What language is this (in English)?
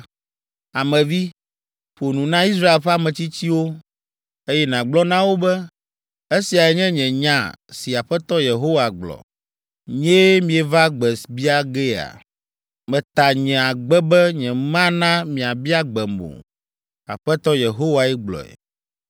Ewe